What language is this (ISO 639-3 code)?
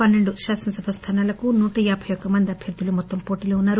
tel